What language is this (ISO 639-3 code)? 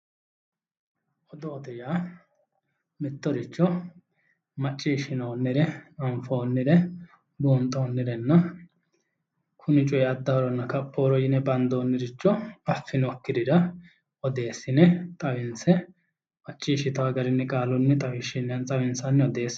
sid